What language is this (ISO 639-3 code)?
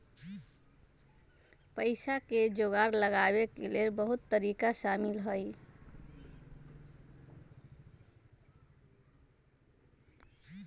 mag